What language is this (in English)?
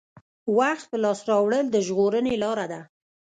Pashto